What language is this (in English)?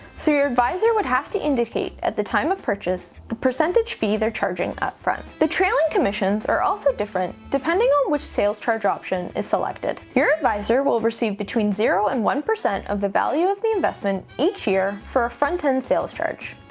English